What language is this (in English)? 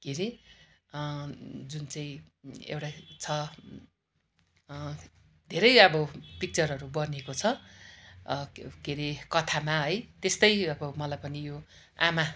Nepali